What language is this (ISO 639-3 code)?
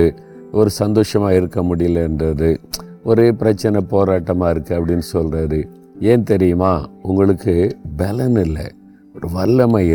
tam